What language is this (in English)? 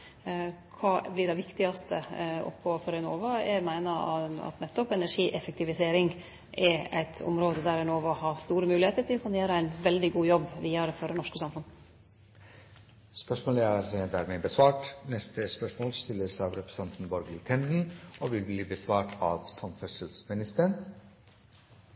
Norwegian